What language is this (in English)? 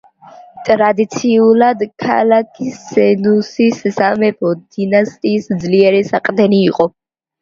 Georgian